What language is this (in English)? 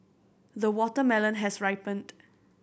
English